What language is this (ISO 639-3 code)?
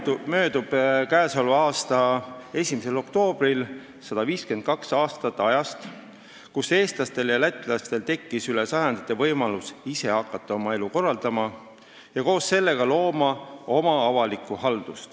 est